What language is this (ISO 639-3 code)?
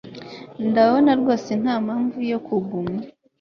kin